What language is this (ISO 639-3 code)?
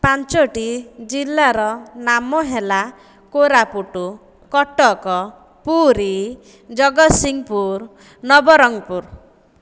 ori